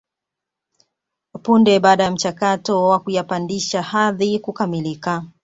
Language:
Swahili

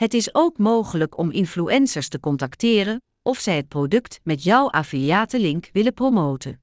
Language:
Dutch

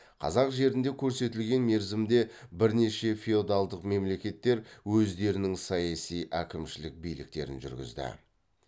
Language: Kazakh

